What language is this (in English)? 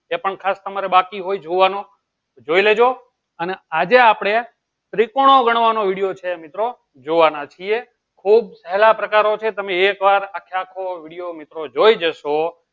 Gujarati